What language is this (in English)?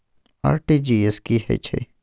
Maithili